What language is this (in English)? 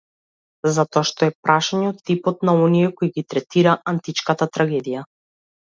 Macedonian